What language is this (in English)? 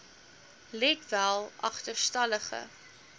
Afrikaans